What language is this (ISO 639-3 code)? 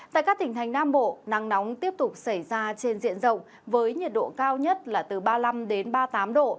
vie